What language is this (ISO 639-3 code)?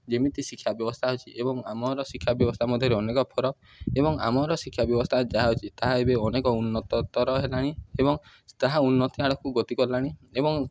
ori